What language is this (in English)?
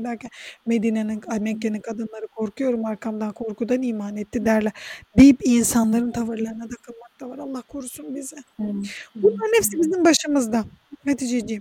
Turkish